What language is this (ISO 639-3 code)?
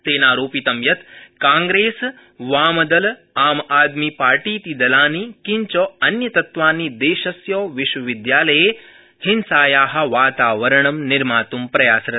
san